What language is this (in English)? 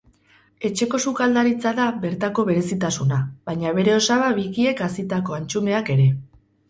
Basque